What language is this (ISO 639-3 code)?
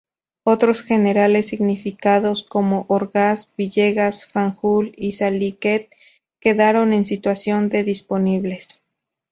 spa